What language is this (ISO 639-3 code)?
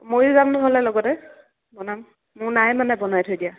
asm